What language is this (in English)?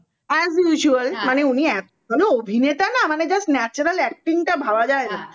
Bangla